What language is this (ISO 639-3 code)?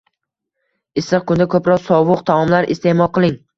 uzb